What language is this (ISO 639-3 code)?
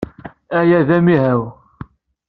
kab